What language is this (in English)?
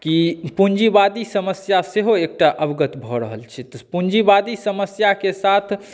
Maithili